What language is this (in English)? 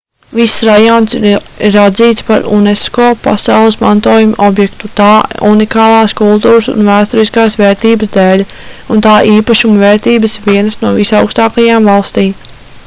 Latvian